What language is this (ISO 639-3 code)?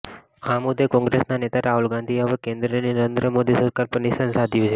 guj